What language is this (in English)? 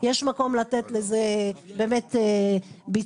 Hebrew